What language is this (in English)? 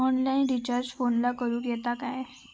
Marathi